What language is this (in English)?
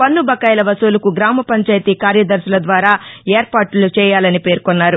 Telugu